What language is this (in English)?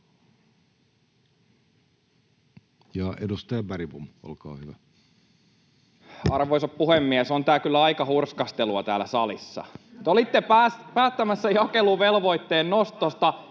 Finnish